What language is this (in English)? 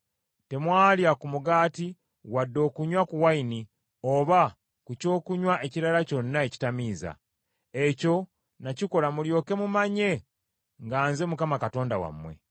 Ganda